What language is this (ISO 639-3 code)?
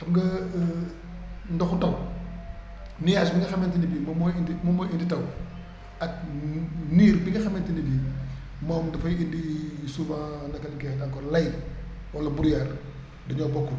wol